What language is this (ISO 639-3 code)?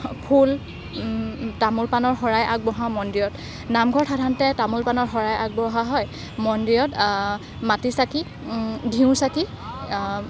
asm